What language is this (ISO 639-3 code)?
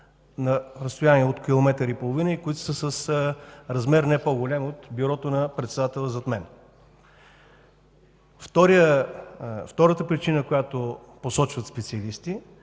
bul